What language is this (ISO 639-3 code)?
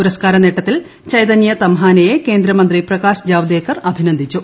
mal